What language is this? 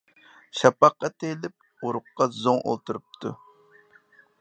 Uyghur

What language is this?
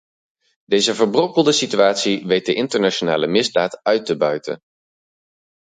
Dutch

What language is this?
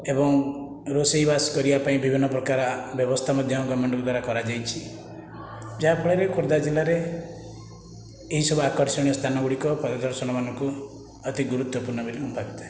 Odia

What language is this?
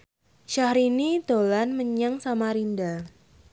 Javanese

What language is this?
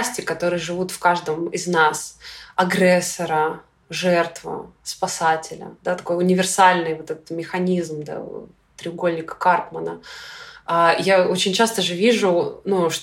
Russian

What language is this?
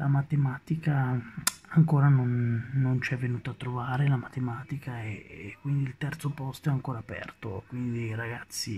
Italian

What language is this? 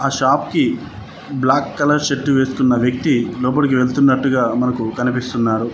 Telugu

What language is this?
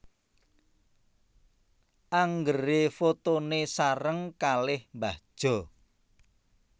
Javanese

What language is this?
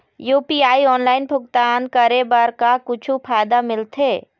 Chhattisgarhi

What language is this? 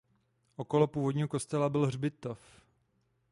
Czech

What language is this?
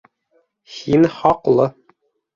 Bashkir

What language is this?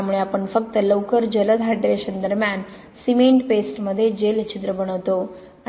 Marathi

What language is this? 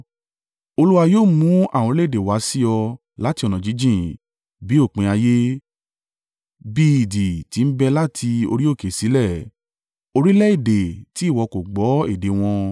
Yoruba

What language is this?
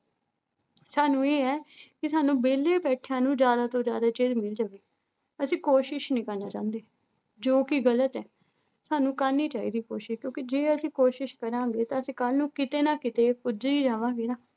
Punjabi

